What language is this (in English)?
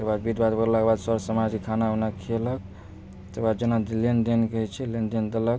Maithili